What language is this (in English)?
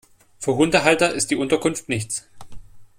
German